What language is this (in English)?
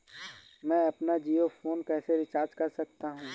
Hindi